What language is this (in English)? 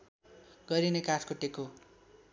Nepali